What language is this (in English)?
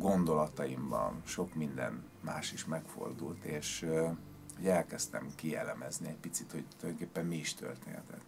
Hungarian